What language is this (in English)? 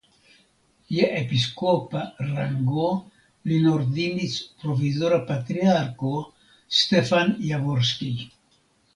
Esperanto